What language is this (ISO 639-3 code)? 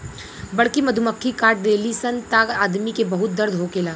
bho